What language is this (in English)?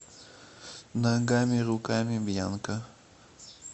Russian